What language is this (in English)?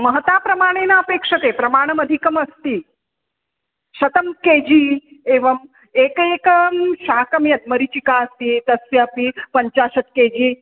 Sanskrit